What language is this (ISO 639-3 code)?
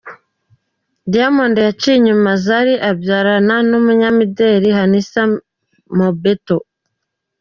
kin